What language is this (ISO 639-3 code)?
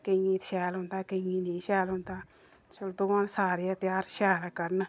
doi